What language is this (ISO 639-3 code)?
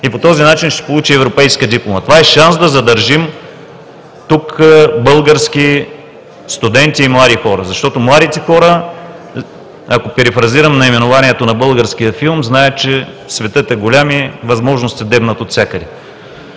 bul